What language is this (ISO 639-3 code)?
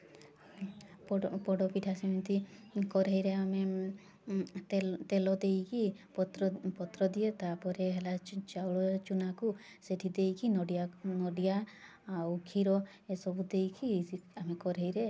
ori